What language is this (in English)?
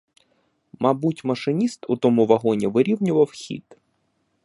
Ukrainian